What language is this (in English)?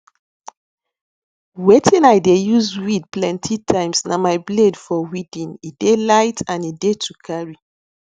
Nigerian Pidgin